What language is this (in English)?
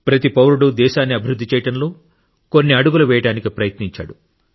Telugu